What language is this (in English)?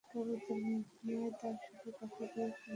Bangla